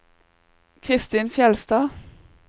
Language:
Norwegian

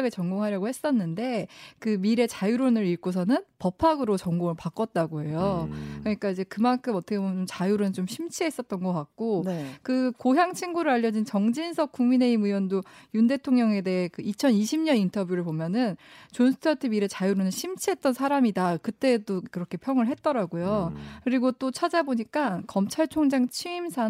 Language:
Korean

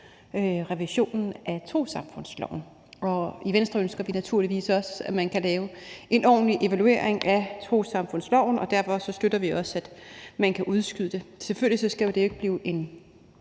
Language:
Danish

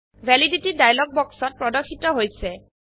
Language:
Assamese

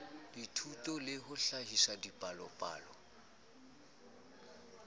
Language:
Southern Sotho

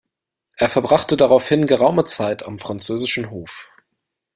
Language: German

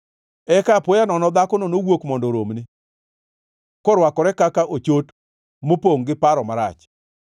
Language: Luo (Kenya and Tanzania)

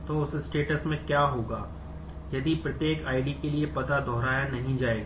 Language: Hindi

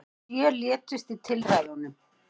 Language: Icelandic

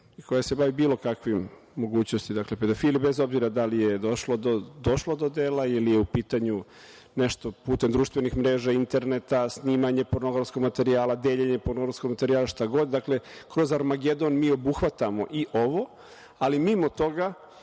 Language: Serbian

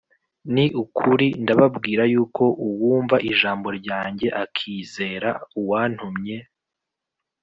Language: Kinyarwanda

